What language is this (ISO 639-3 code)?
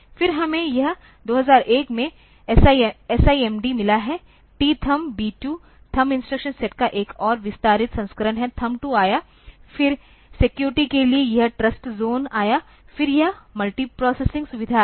hin